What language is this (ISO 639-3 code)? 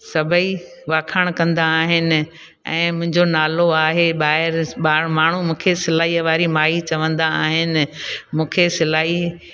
snd